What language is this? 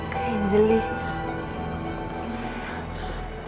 Indonesian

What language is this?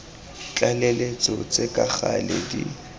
Tswana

